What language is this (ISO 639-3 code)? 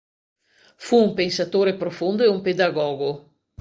ita